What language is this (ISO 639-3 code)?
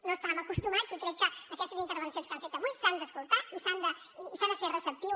cat